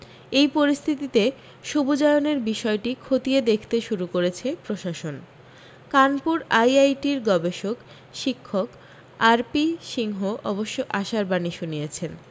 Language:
Bangla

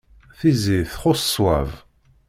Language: Kabyle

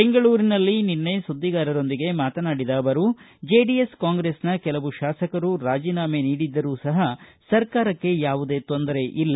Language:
Kannada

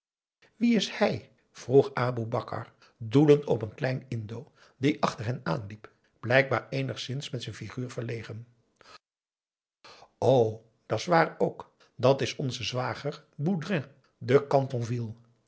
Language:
Dutch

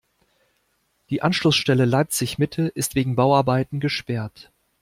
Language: German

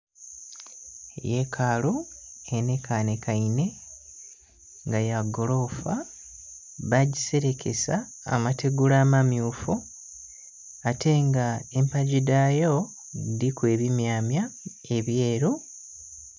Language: Soga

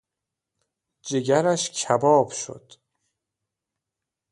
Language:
Persian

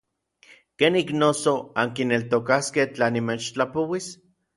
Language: Orizaba Nahuatl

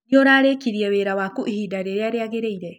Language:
Kikuyu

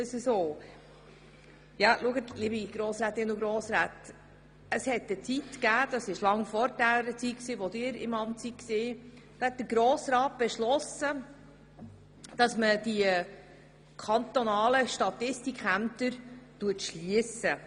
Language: Swiss German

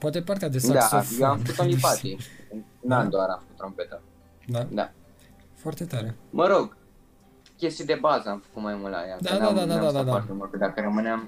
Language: Romanian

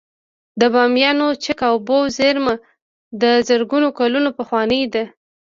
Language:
Pashto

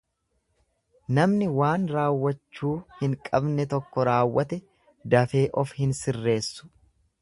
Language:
Oromo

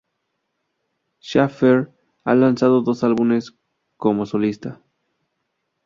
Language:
Spanish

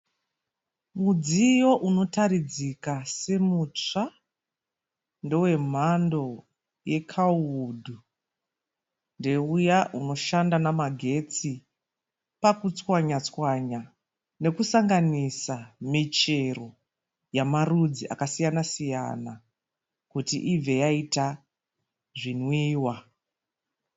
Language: Shona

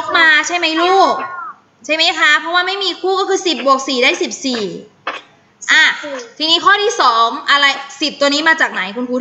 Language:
Thai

